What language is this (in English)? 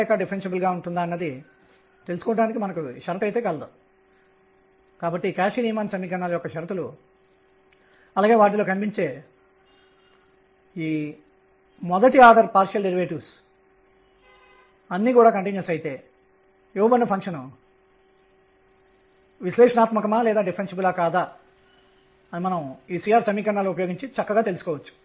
Telugu